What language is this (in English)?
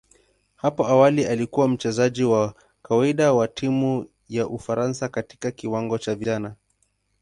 Swahili